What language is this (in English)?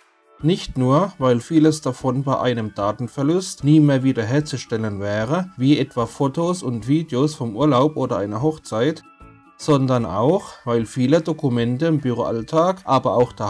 German